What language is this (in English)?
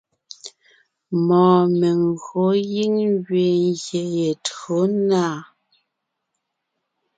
Ngiemboon